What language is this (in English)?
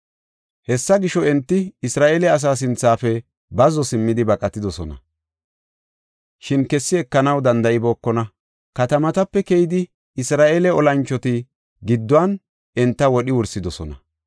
Gofa